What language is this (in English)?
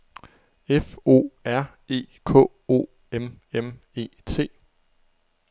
Danish